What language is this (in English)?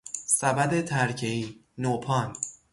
Persian